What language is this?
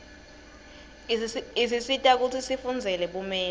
Swati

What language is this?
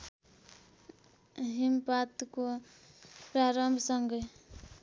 Nepali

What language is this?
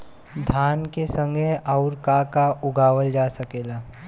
Bhojpuri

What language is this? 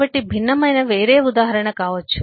Telugu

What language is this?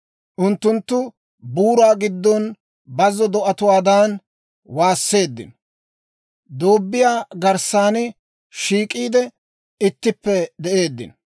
Dawro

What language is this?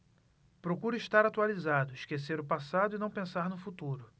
Portuguese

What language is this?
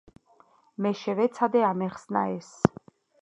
Georgian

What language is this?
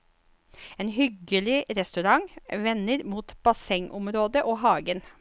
Norwegian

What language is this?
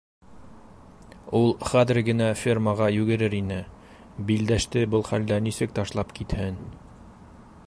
Bashkir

